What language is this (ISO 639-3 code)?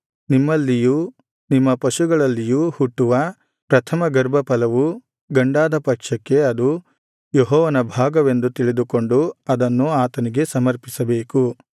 kan